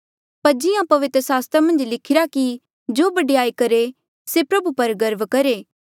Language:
Mandeali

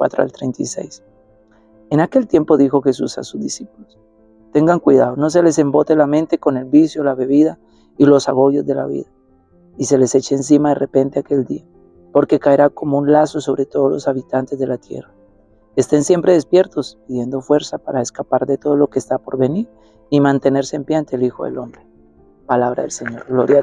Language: Spanish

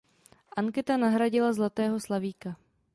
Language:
Czech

